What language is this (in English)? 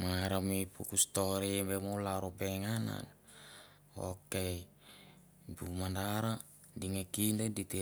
Mandara